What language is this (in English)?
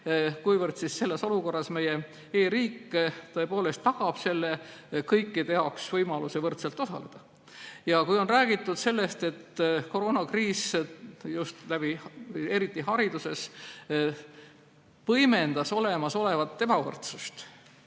Estonian